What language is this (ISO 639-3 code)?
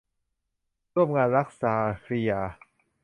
tha